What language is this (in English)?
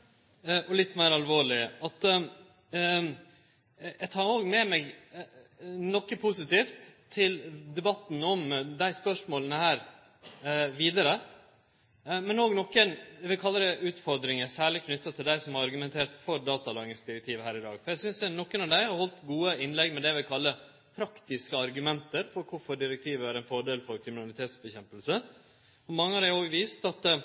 Norwegian Nynorsk